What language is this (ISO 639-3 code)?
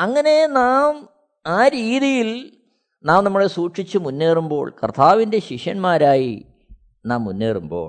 mal